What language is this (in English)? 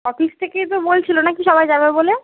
Bangla